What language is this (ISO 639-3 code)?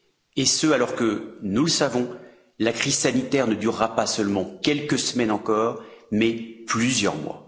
fra